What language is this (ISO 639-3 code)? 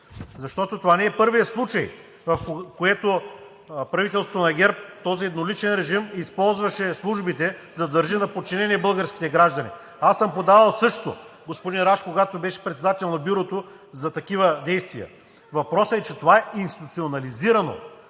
bul